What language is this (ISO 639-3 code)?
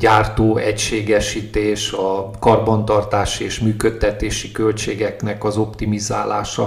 hun